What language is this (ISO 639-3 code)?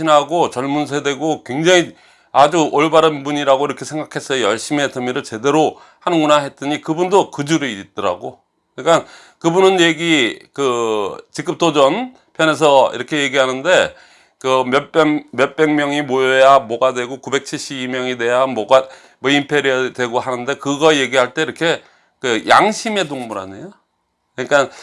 kor